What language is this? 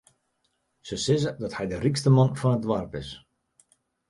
Western Frisian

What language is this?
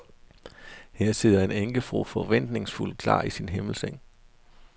Danish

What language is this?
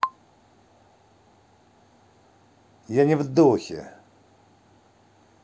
Russian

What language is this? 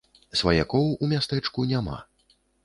Belarusian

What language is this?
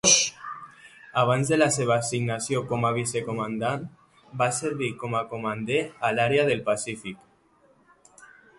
Catalan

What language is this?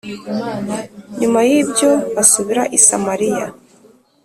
Kinyarwanda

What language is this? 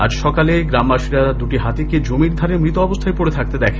Bangla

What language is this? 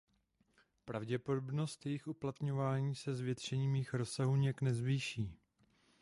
Czech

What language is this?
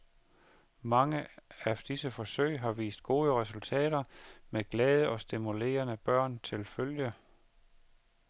Danish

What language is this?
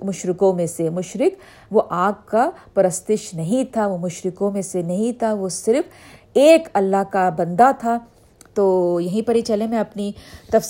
Urdu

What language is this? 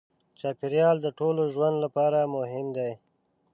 Pashto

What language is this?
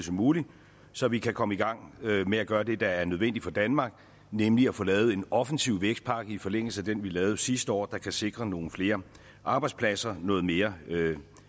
Danish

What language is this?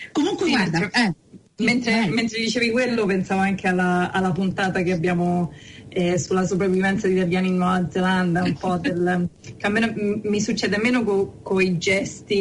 Italian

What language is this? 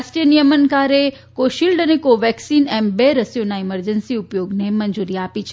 Gujarati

